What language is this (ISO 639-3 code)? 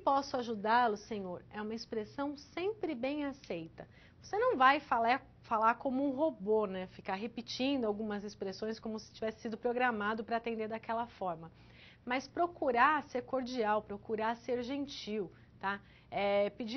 por